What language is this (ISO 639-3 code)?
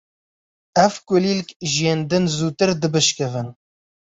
kur